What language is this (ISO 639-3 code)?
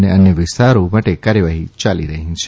guj